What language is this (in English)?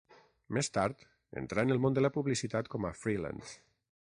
Catalan